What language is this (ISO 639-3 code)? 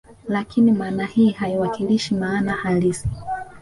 swa